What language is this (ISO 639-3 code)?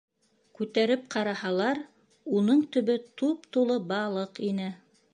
bak